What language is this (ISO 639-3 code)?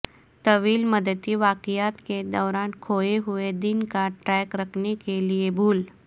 urd